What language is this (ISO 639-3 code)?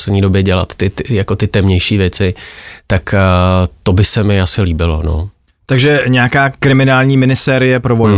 ces